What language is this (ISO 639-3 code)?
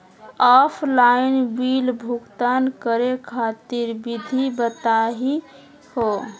mag